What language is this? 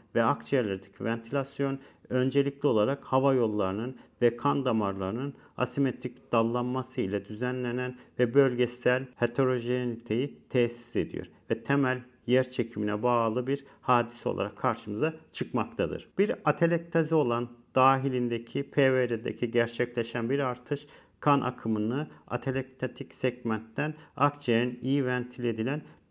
Turkish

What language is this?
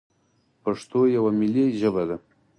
Pashto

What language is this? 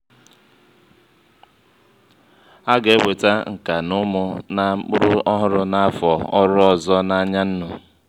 Igbo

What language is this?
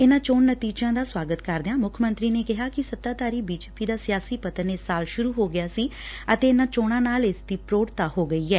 Punjabi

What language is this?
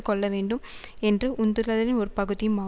Tamil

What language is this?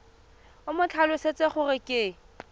Tswana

